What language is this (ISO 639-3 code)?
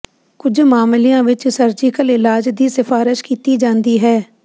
pan